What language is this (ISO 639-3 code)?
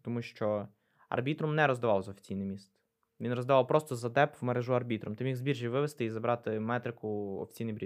ukr